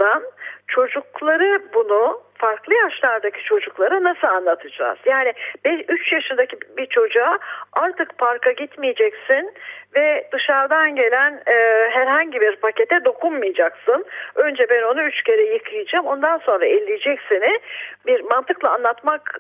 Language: Turkish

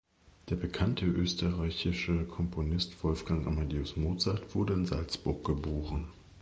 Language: German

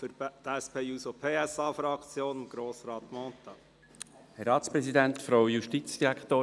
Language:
Swiss German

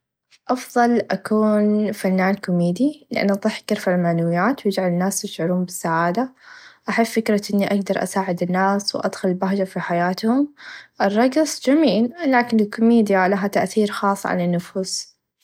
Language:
Najdi Arabic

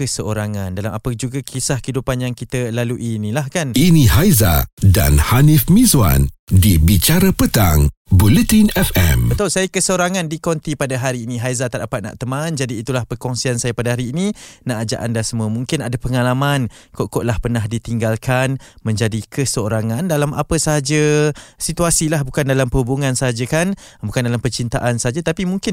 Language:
Malay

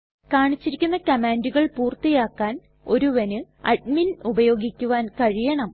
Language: Malayalam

